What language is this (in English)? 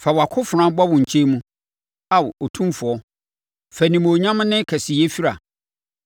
Akan